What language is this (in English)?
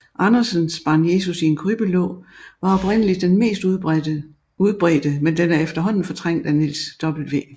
Danish